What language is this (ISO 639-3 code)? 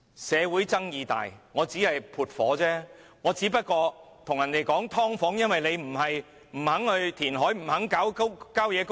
yue